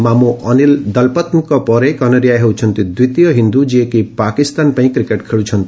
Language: Odia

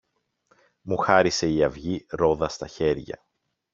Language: Greek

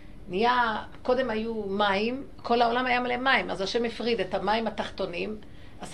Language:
Hebrew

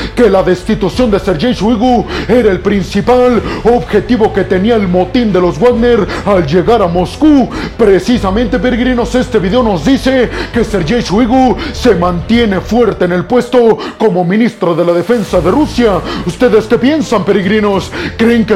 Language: Spanish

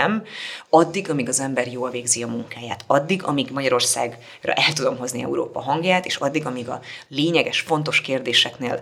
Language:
Hungarian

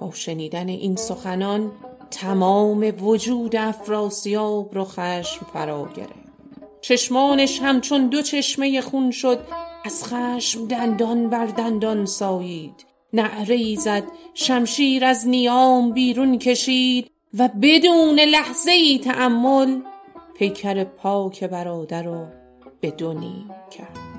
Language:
Persian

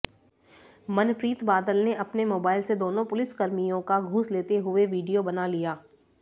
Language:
Hindi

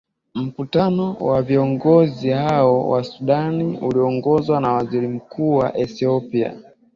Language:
Swahili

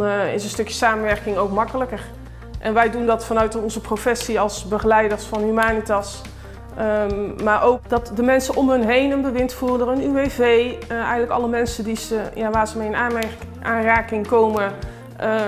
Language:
Dutch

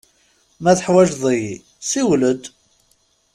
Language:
Kabyle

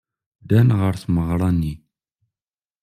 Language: Kabyle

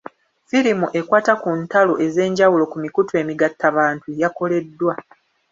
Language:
Ganda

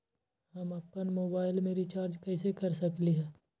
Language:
Magahi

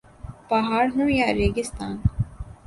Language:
Urdu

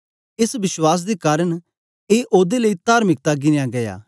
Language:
Dogri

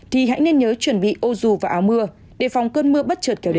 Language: Vietnamese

